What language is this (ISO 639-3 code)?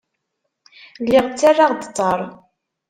kab